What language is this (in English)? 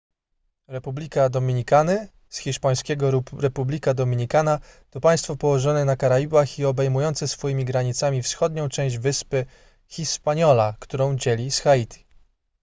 Polish